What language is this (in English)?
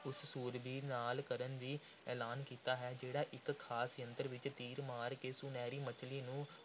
Punjabi